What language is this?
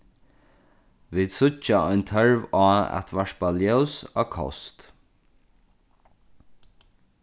Faroese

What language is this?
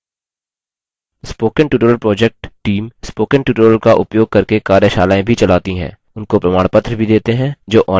Hindi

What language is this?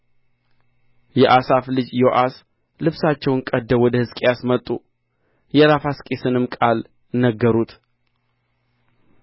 Amharic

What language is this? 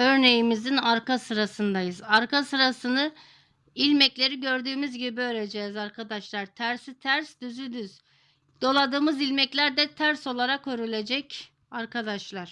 Turkish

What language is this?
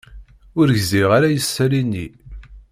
Kabyle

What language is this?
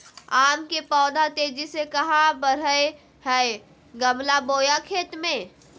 Magahi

